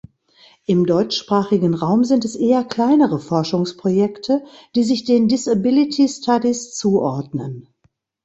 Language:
German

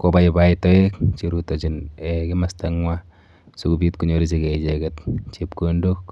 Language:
Kalenjin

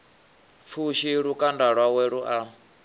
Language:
Venda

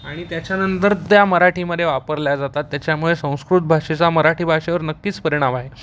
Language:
Marathi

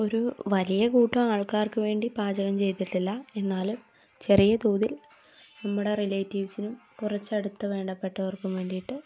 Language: Malayalam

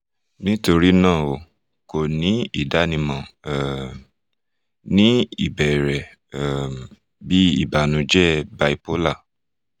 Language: Yoruba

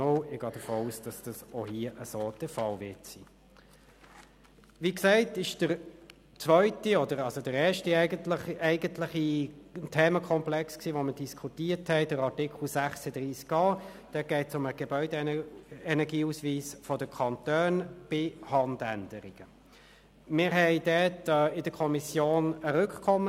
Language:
Swiss German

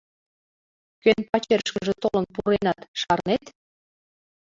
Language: Mari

